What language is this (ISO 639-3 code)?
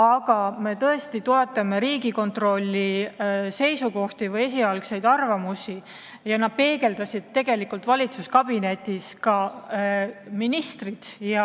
est